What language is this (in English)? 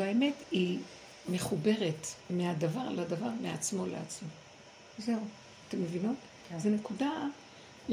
Hebrew